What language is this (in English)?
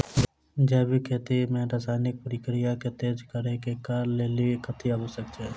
Maithili